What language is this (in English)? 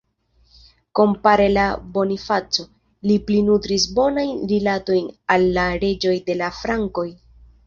Esperanto